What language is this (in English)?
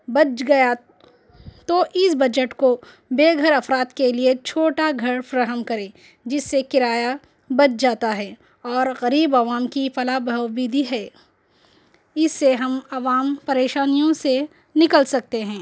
Urdu